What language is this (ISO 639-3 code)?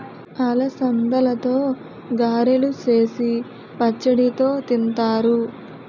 tel